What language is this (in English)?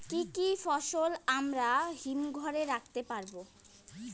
Bangla